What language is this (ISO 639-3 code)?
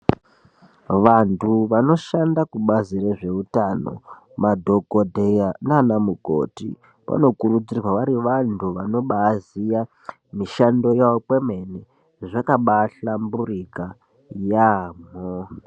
ndc